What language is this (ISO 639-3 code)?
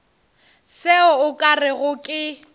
nso